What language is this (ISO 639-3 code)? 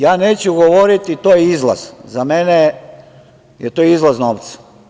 srp